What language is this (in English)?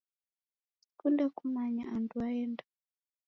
Taita